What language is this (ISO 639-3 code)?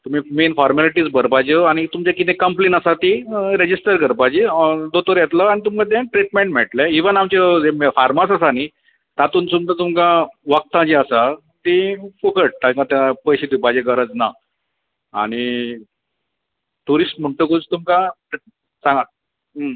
kok